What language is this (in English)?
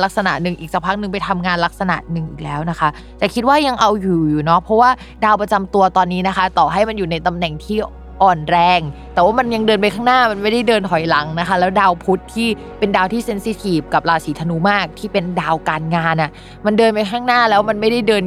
Thai